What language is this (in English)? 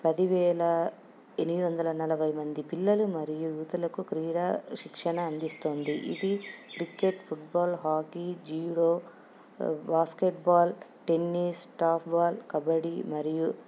Telugu